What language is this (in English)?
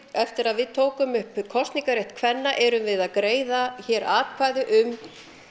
Icelandic